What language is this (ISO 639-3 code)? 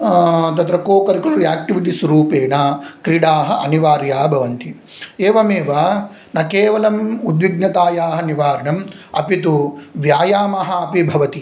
san